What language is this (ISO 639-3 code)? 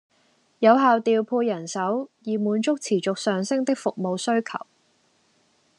yue